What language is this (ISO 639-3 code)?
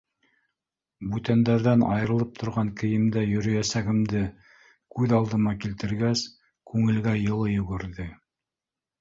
bak